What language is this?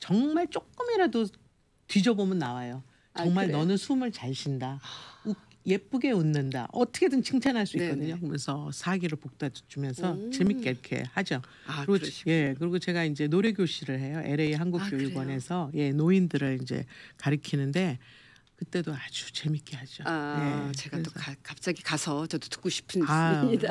Korean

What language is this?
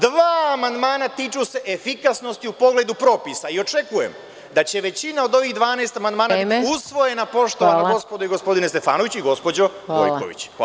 Serbian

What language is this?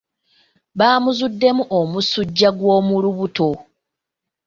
Ganda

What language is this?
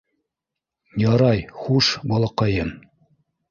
Bashkir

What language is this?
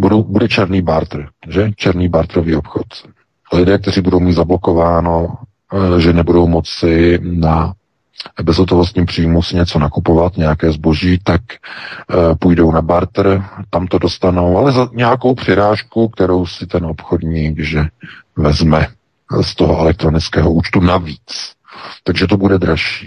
Czech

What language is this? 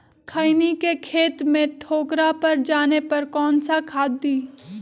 Magahi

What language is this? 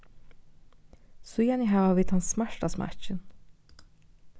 Faroese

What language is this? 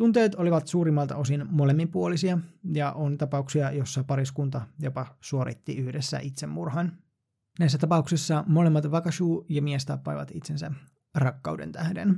Finnish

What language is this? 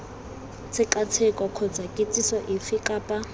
Tswana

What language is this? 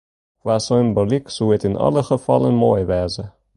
Western Frisian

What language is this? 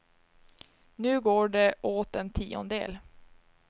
Swedish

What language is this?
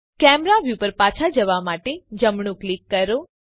Gujarati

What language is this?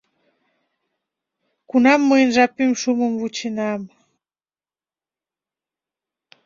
Mari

